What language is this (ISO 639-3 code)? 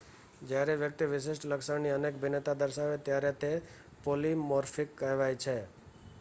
guj